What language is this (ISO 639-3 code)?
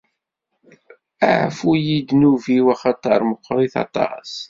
kab